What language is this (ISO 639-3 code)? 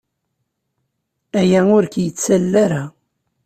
kab